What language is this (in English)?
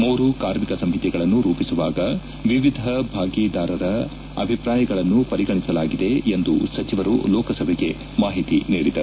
Kannada